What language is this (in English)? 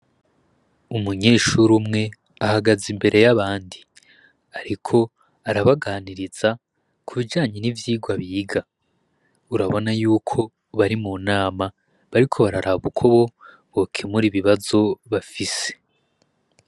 Rundi